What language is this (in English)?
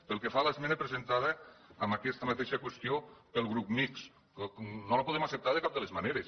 Catalan